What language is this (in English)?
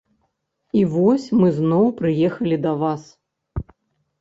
Belarusian